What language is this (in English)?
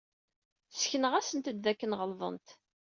Kabyle